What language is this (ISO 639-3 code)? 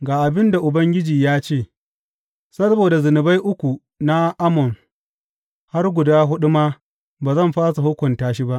hau